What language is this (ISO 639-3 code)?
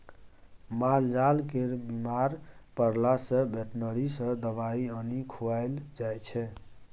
mai